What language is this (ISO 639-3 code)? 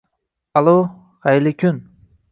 uzb